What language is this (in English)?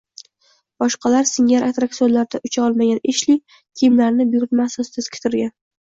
Uzbek